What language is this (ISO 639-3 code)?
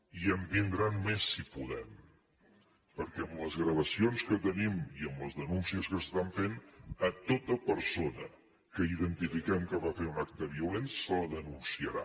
cat